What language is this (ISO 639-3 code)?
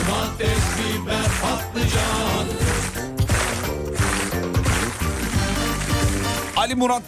tur